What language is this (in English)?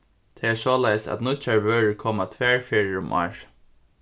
Faroese